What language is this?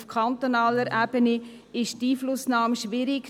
Swiss German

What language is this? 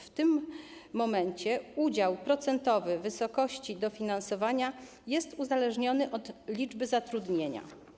Polish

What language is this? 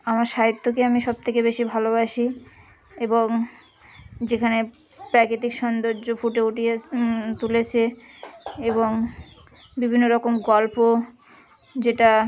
Bangla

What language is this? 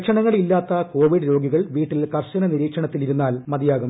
Malayalam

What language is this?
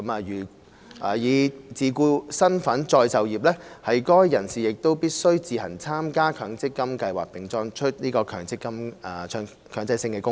Cantonese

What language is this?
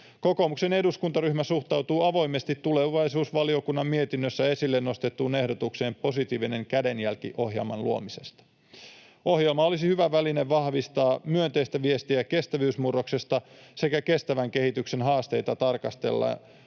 Finnish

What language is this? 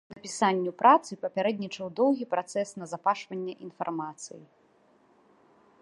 Belarusian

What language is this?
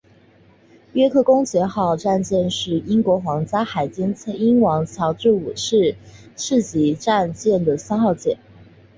Chinese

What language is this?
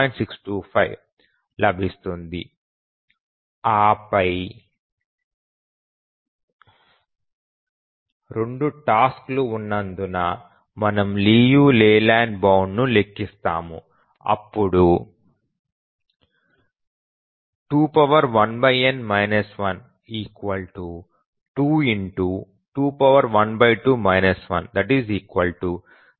Telugu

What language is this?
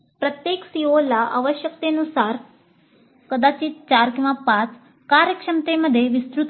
Marathi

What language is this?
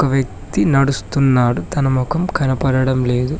Telugu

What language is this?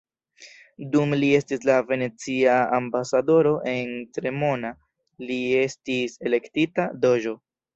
Esperanto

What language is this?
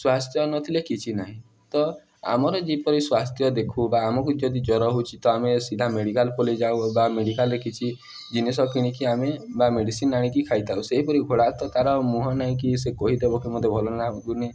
Odia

